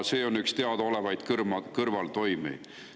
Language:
Estonian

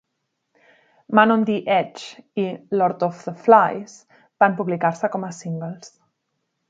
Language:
Catalan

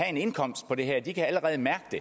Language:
Danish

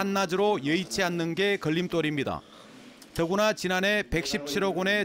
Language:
Korean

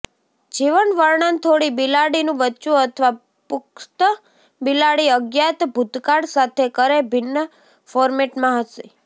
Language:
Gujarati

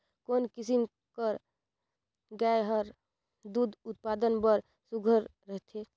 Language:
Chhattisgarhi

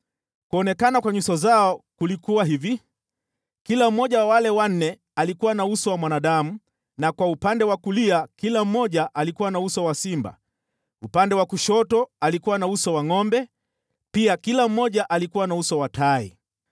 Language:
Swahili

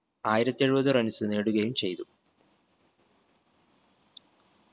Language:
Malayalam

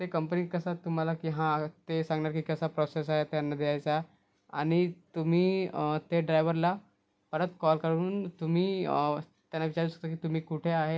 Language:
Marathi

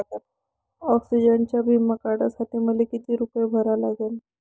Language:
Marathi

